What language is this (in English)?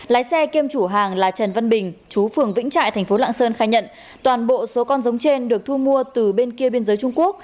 Vietnamese